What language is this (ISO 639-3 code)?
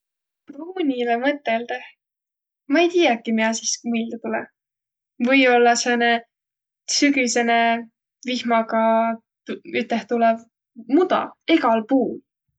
vro